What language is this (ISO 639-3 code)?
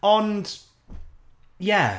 cym